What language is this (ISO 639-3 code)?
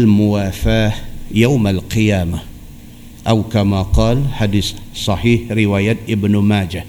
msa